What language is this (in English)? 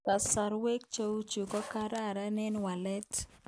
Kalenjin